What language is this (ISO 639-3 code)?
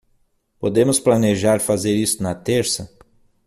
por